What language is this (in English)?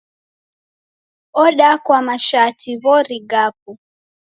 Taita